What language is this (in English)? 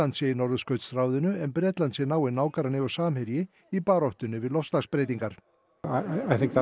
Icelandic